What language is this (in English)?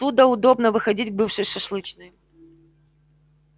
Russian